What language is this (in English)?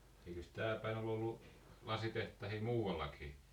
Finnish